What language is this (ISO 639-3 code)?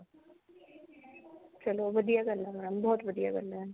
pan